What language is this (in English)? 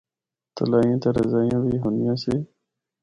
Northern Hindko